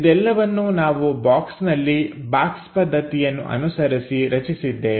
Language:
Kannada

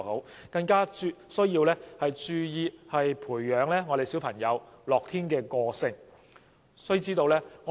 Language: Cantonese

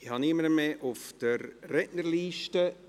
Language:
Swiss German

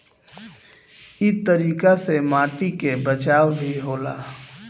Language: Bhojpuri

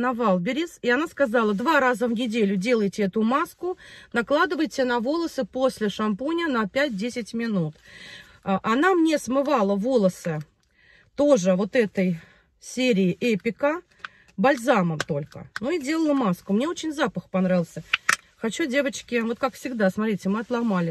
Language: Russian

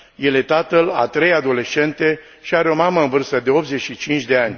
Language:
Romanian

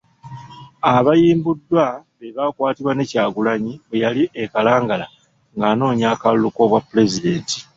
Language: Ganda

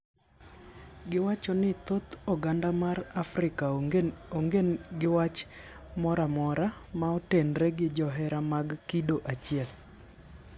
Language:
Luo (Kenya and Tanzania)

